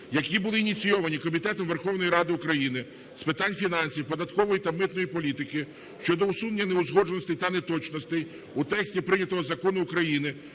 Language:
Ukrainian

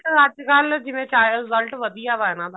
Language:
Punjabi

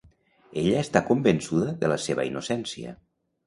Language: Catalan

